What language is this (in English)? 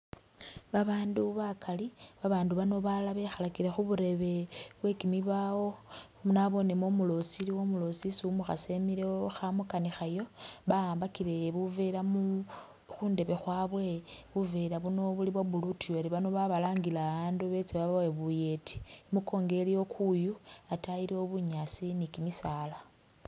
Masaaba